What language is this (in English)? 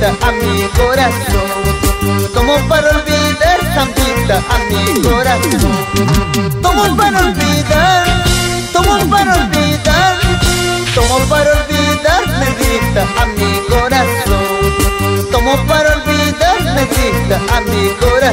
Arabic